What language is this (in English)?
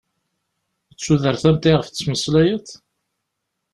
Kabyle